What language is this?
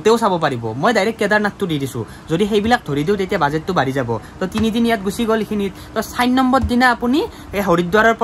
Indonesian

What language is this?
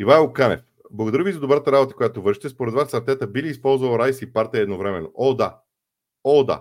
Bulgarian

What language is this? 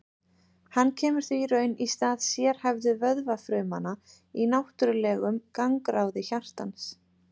Icelandic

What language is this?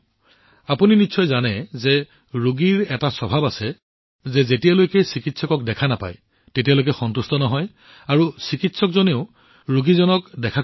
Assamese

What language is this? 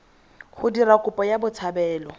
Tswana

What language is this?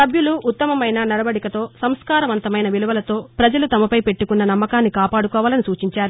Telugu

